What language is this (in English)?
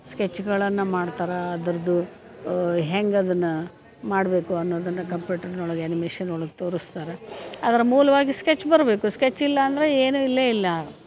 Kannada